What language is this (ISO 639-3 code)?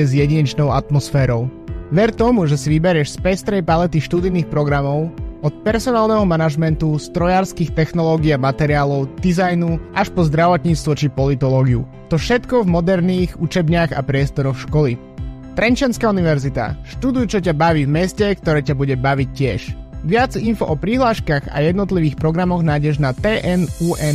slk